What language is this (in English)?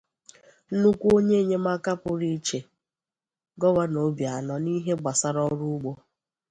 Igbo